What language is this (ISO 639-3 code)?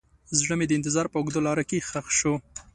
pus